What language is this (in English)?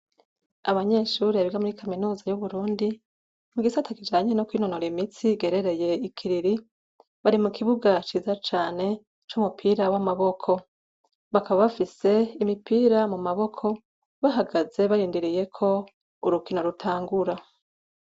Rundi